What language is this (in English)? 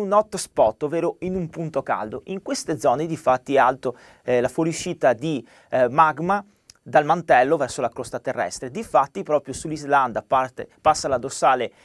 Italian